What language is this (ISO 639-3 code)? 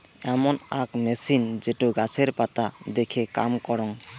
ben